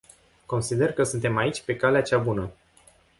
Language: Romanian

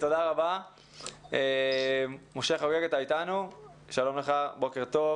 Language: Hebrew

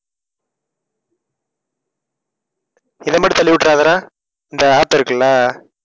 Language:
Tamil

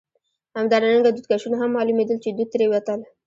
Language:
Pashto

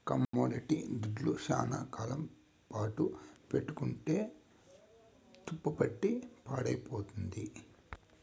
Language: Telugu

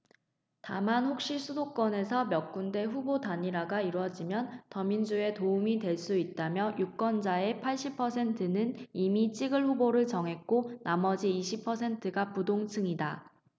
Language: Korean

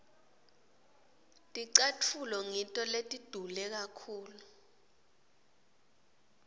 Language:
Swati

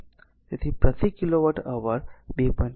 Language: Gujarati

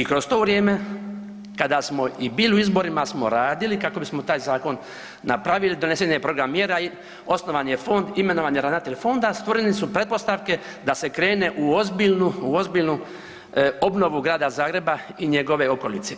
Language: Croatian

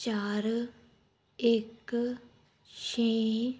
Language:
Punjabi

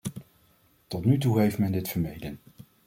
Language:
Dutch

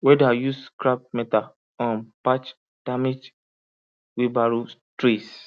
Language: Nigerian Pidgin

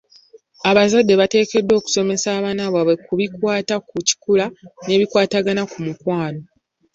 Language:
Ganda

